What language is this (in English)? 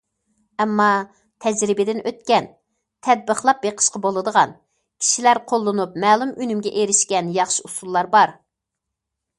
Uyghur